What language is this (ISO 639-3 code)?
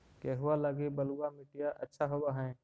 mag